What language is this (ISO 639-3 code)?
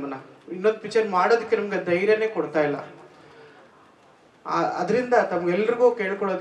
hin